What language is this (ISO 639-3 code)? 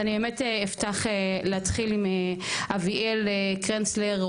heb